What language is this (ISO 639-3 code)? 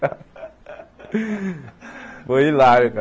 por